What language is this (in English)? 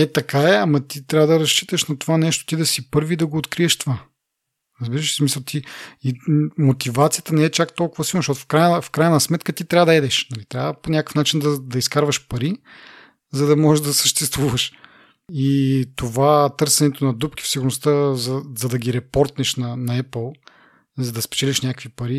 Bulgarian